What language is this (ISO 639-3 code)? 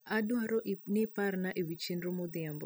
luo